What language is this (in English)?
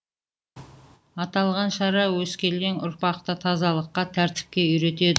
Kazakh